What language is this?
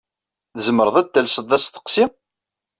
Kabyle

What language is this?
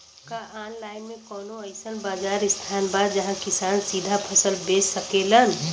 Bhojpuri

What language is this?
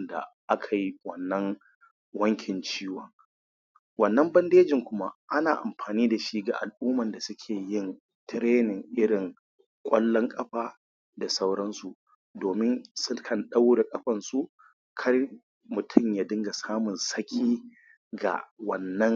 Hausa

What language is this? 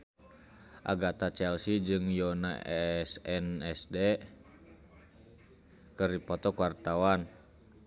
Sundanese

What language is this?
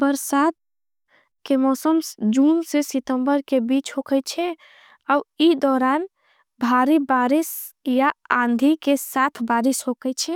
Angika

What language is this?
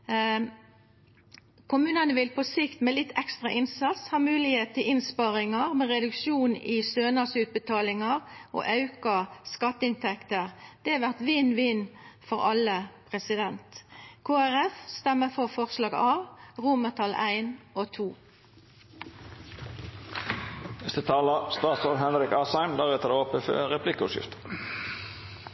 Norwegian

